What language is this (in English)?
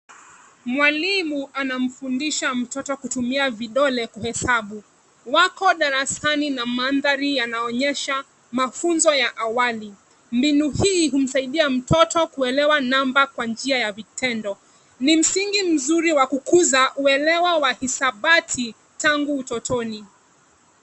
Swahili